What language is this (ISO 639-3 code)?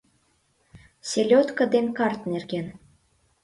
chm